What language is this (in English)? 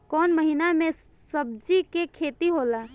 Bhojpuri